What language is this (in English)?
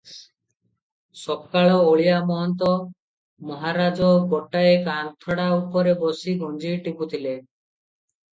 Odia